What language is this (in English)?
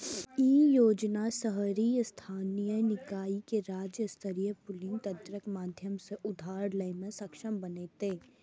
Maithili